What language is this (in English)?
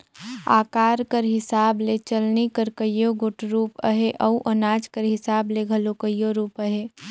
Chhattisgarhi